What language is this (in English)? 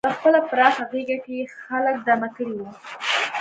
Pashto